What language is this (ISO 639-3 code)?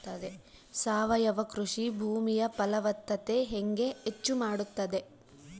kan